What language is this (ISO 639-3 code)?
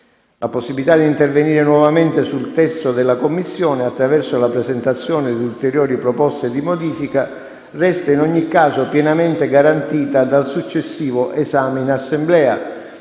ita